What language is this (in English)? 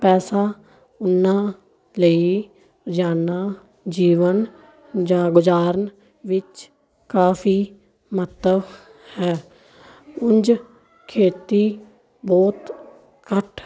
Punjabi